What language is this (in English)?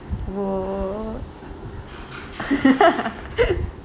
English